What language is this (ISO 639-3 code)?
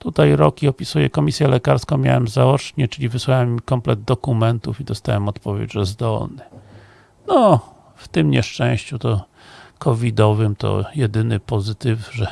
pol